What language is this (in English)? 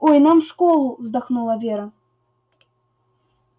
Russian